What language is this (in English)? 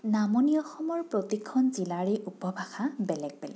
Assamese